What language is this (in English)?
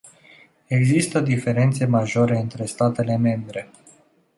Romanian